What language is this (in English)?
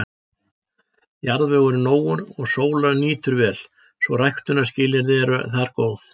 Icelandic